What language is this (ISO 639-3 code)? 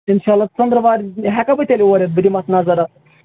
kas